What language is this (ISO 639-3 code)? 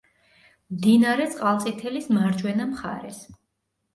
kat